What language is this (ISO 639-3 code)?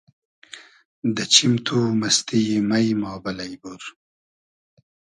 haz